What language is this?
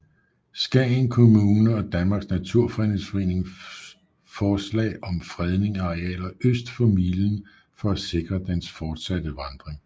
Danish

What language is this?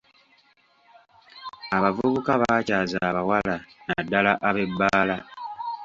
Ganda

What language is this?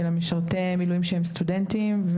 Hebrew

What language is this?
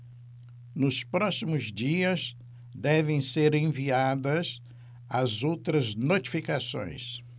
Portuguese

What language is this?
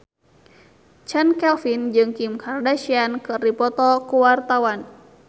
Sundanese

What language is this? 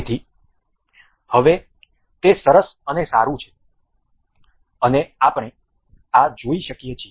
Gujarati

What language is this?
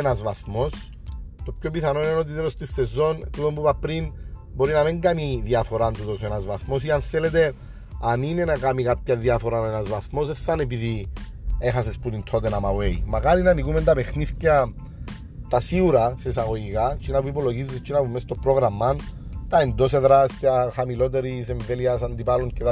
Greek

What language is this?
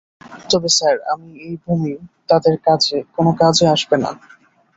Bangla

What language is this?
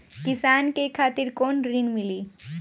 Bhojpuri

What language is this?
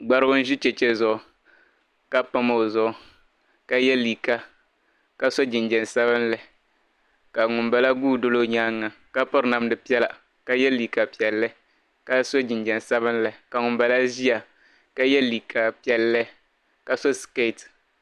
Dagbani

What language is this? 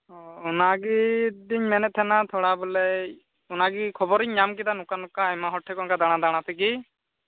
Santali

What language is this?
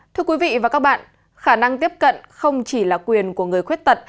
Vietnamese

